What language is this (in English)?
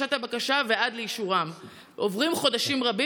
Hebrew